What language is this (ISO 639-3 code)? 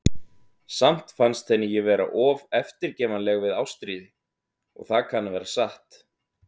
isl